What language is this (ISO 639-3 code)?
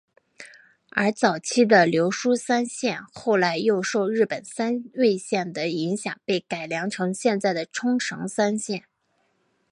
zho